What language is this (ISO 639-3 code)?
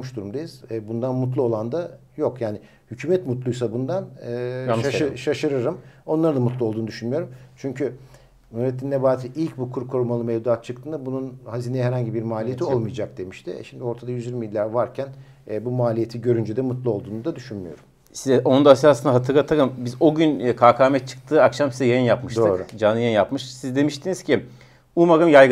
tur